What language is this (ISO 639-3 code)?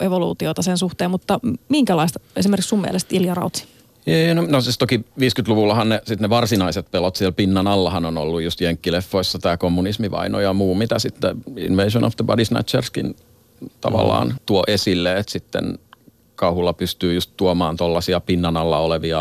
fin